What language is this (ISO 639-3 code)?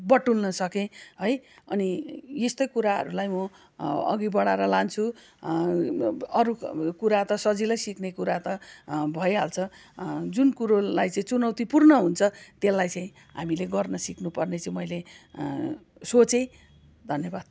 nep